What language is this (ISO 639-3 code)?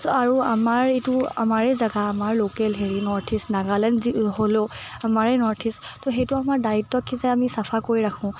asm